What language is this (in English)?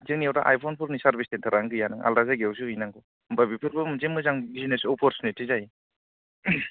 Bodo